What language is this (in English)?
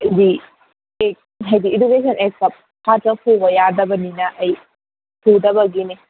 Manipuri